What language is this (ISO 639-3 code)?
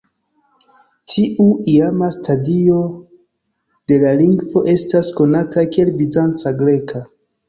epo